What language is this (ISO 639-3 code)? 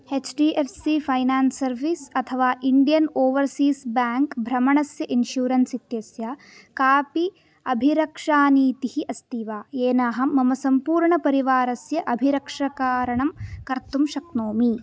san